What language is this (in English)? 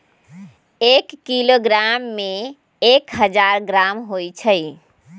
Magahi